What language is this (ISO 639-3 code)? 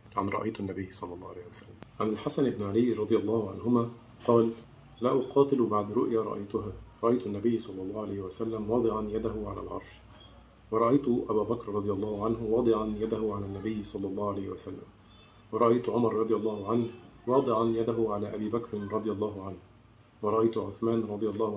ara